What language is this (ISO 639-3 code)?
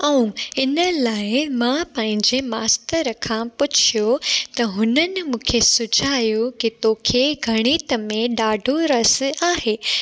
snd